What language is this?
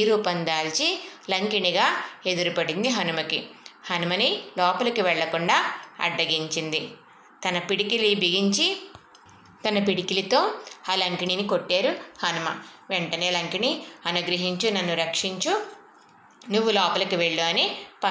Telugu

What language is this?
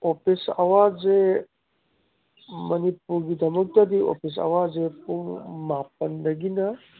Manipuri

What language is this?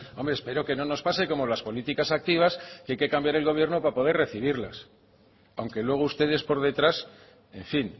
Spanish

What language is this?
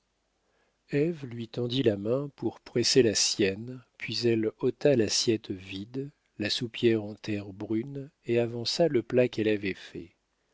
French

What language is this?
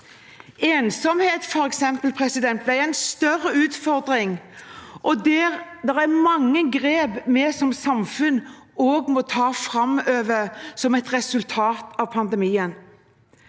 Norwegian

